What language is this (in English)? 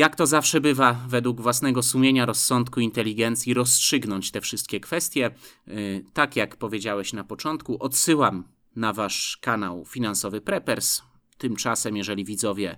Polish